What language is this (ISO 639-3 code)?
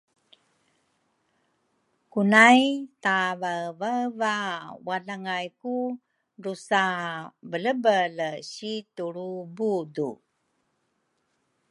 dru